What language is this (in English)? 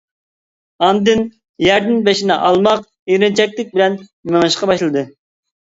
Uyghur